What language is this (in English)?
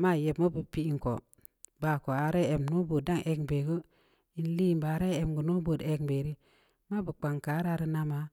Samba Leko